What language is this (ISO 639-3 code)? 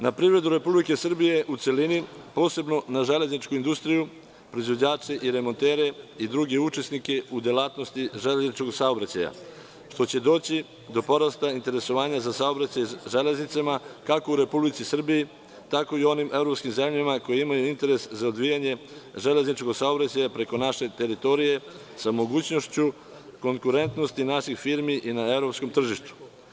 srp